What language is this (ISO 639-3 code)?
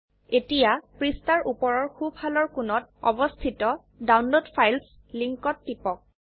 asm